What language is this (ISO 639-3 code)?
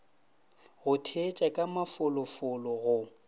nso